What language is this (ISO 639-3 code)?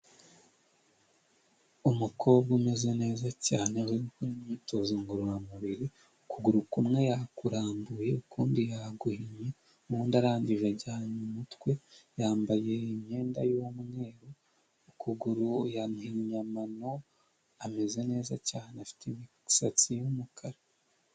kin